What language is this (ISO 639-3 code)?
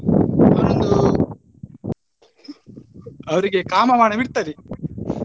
kan